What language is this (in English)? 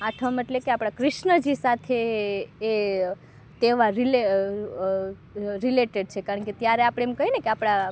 Gujarati